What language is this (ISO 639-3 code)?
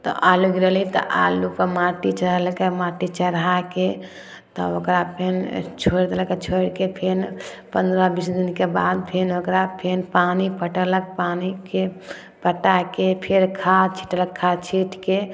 mai